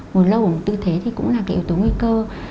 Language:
Vietnamese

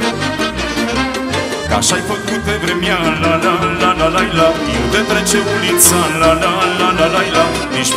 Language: Romanian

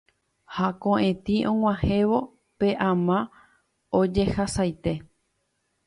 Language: Guarani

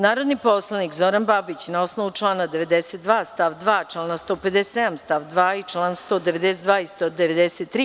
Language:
Serbian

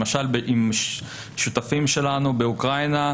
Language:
Hebrew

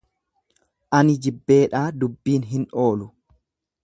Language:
Oromo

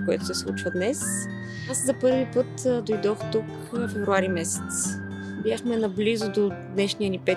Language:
Bulgarian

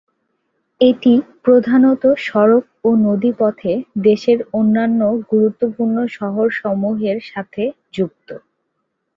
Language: Bangla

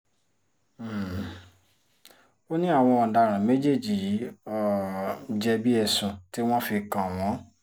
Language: Yoruba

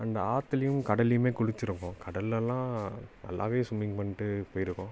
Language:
Tamil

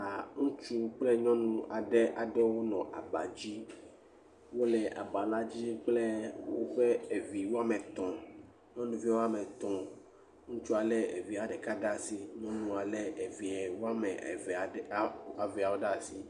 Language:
Ewe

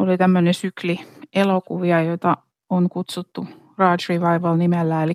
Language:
Finnish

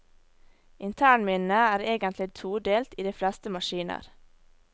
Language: Norwegian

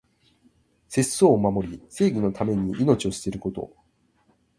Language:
Japanese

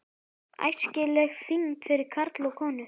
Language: Icelandic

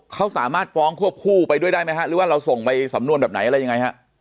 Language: Thai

